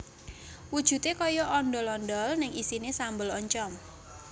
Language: Javanese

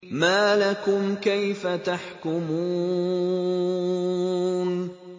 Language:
Arabic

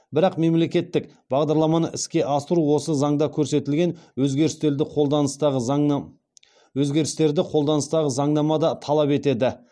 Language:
Kazakh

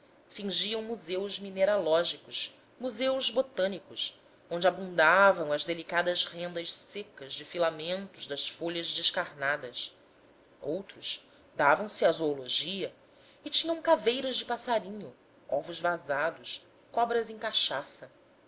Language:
Portuguese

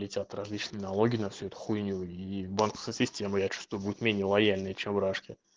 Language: Russian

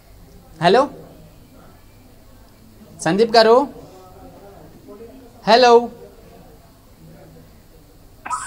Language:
Hindi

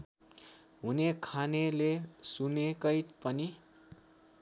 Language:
Nepali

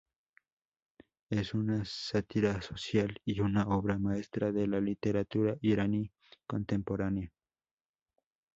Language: Spanish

